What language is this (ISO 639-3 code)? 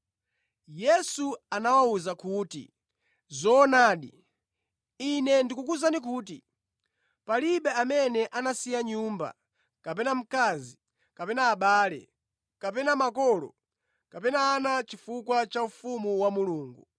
nya